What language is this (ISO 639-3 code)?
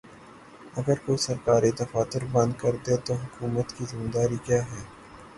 urd